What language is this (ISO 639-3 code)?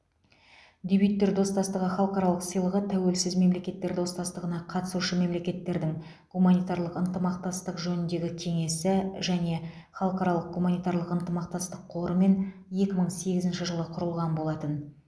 kaz